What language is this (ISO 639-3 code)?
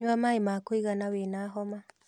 kik